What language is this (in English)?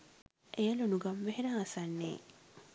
Sinhala